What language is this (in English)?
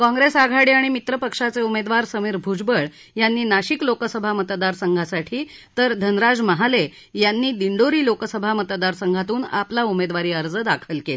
Marathi